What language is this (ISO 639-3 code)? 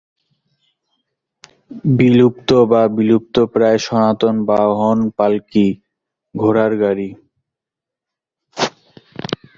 ben